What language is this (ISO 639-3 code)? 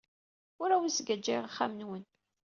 kab